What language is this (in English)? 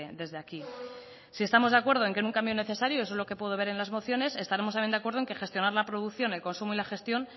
Spanish